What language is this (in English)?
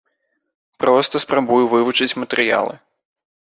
Belarusian